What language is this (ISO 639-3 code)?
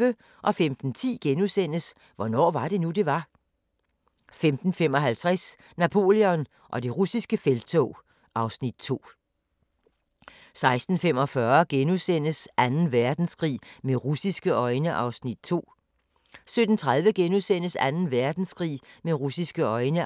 dan